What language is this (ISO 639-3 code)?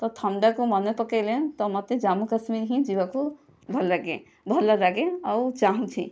ori